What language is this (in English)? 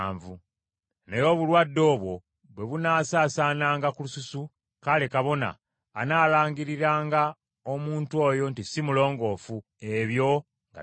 Ganda